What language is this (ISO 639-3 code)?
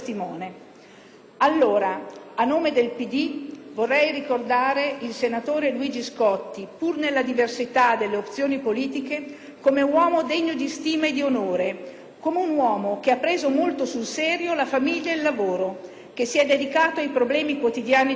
ita